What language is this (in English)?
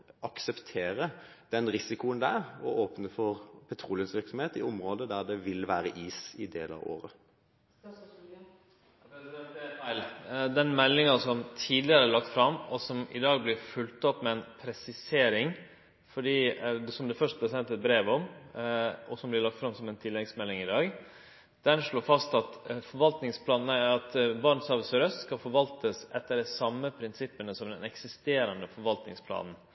Norwegian